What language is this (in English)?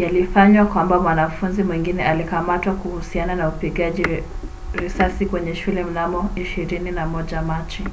Swahili